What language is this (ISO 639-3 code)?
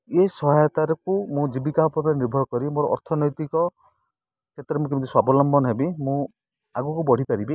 ori